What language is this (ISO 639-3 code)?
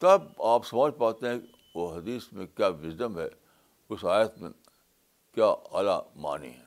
urd